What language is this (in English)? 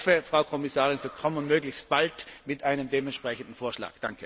German